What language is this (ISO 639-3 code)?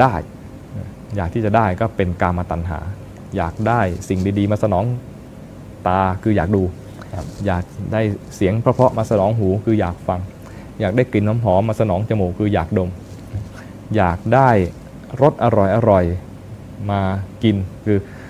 tha